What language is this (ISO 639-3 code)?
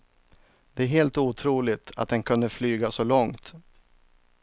swe